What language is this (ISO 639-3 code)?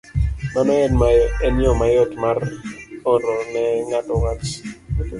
luo